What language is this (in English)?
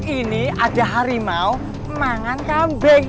Indonesian